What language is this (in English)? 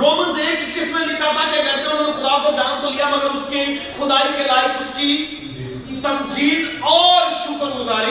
Urdu